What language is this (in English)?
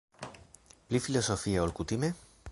Esperanto